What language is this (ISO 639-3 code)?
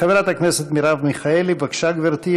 heb